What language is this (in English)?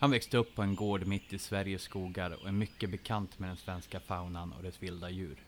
Swedish